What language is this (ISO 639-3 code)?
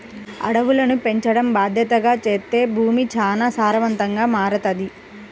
tel